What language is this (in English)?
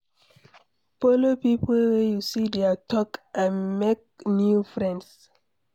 Nigerian Pidgin